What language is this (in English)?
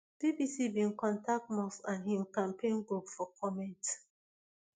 Nigerian Pidgin